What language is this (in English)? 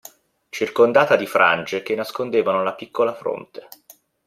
Italian